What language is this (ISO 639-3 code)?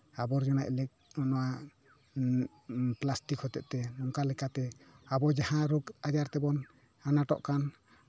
sat